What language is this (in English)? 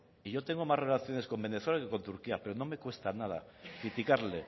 Spanish